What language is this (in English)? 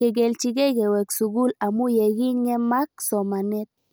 Kalenjin